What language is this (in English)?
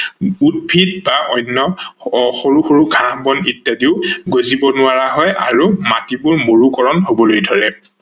Assamese